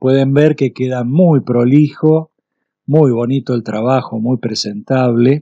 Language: Spanish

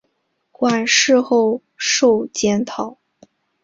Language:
Chinese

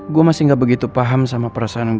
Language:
Indonesian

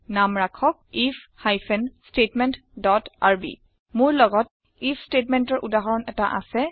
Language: Assamese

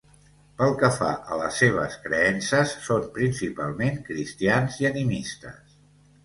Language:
Catalan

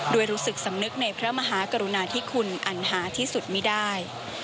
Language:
Thai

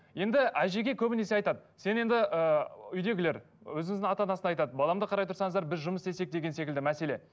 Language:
Kazakh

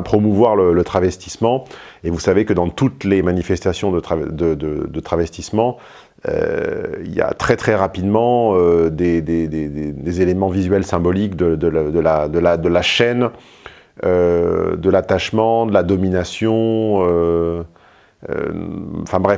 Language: French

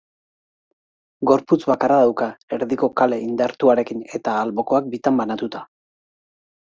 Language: Basque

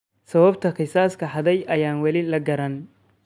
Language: Somali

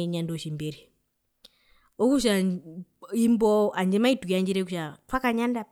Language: Herero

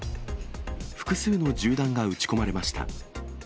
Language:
Japanese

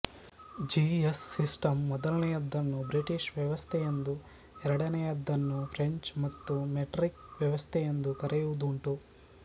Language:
Kannada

